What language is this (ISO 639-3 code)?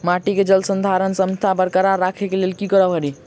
mai